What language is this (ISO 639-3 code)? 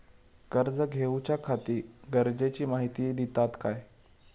mar